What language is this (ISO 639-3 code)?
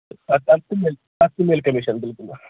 kas